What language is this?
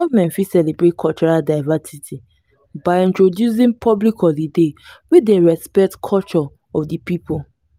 Nigerian Pidgin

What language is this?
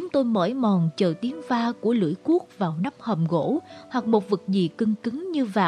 Vietnamese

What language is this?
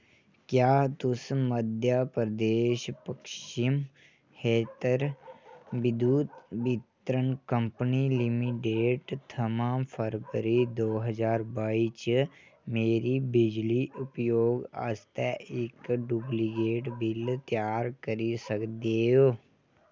Dogri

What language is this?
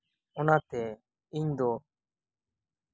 Santali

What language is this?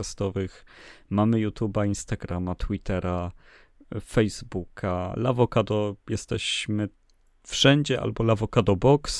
Polish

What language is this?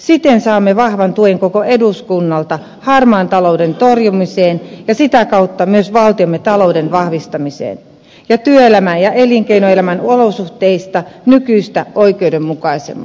Finnish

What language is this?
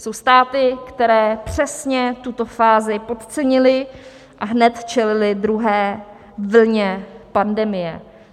Czech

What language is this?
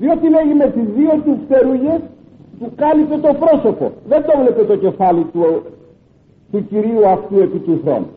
Greek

